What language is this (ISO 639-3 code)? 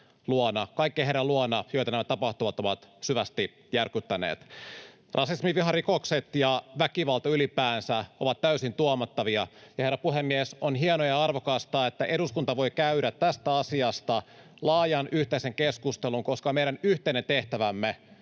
fin